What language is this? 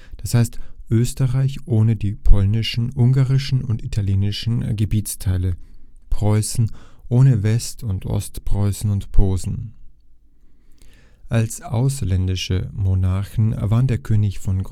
German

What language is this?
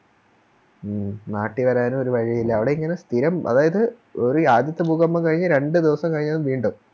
Malayalam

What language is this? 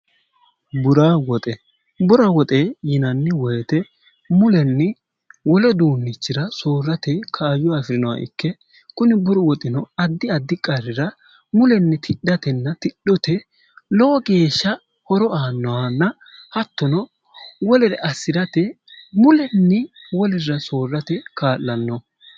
Sidamo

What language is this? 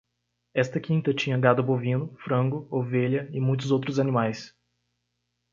Portuguese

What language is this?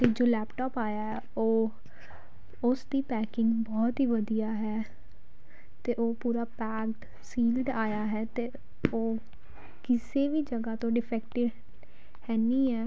Punjabi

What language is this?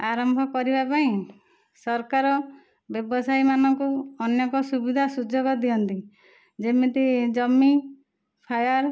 Odia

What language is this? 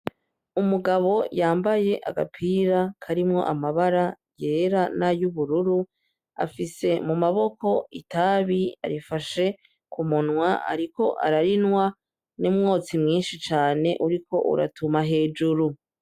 Rundi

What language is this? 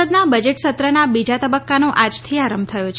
Gujarati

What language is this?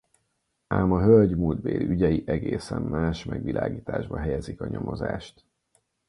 Hungarian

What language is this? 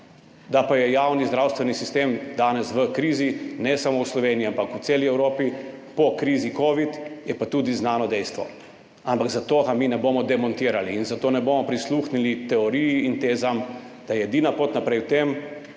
Slovenian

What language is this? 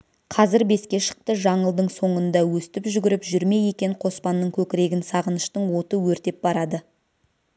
Kazakh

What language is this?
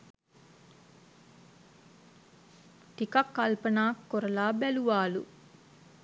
Sinhala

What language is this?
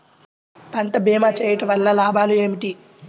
Telugu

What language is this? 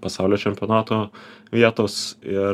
Lithuanian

